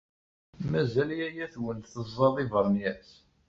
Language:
Kabyle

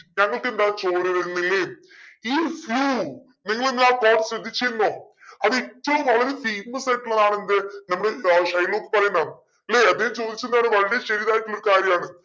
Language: Malayalam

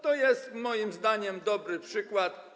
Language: Polish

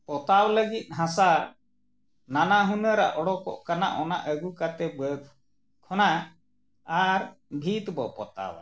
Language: Santali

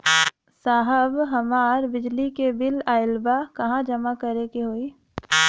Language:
Bhojpuri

